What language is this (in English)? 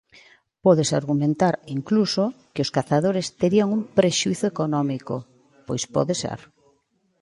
Galician